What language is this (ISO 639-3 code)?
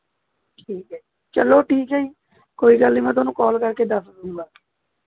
pan